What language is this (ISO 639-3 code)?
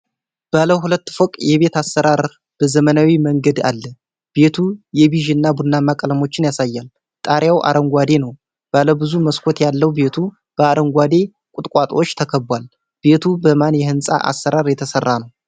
amh